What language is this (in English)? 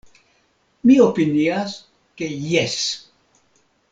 Esperanto